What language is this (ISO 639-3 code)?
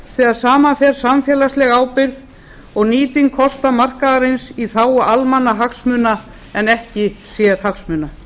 isl